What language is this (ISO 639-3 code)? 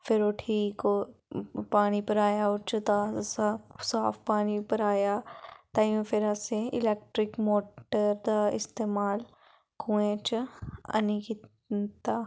doi